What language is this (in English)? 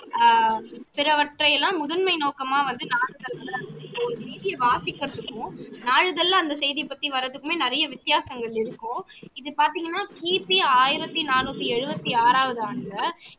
Tamil